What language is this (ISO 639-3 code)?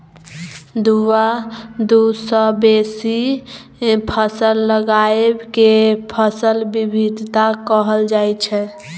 mai